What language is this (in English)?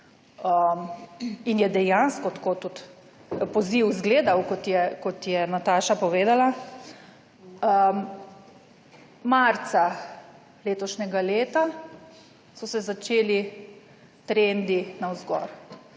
Slovenian